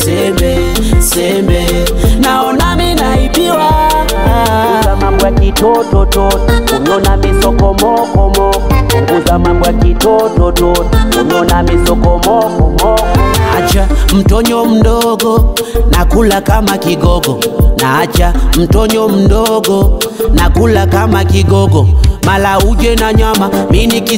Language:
Korean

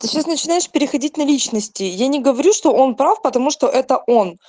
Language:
Russian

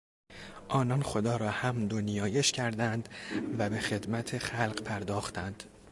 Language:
Persian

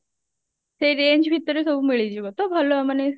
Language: Odia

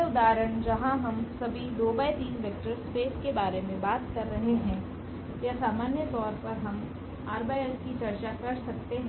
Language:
Hindi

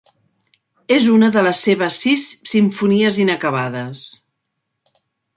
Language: Catalan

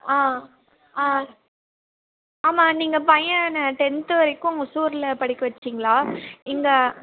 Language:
Tamil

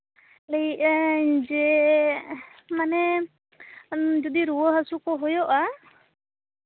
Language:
Santali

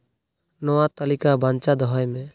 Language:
Santali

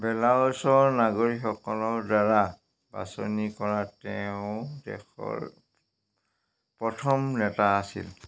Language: Assamese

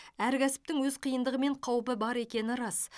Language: Kazakh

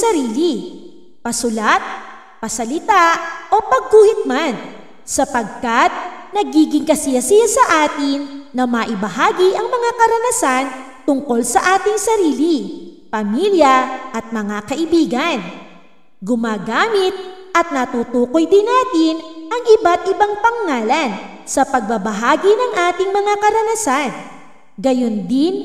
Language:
Filipino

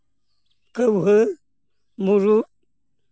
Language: Santali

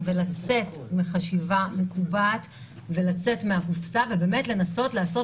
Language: Hebrew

